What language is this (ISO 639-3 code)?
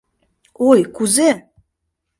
chm